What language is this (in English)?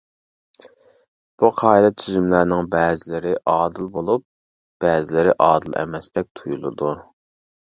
Uyghur